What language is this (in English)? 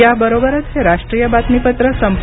Marathi